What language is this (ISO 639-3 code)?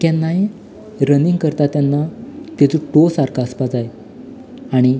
kok